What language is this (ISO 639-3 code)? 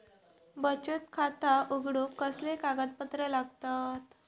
mar